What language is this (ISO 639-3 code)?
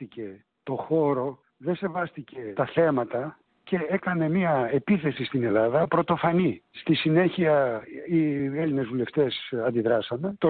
ell